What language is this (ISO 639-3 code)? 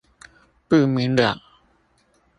zho